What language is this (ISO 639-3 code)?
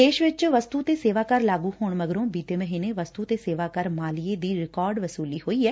pan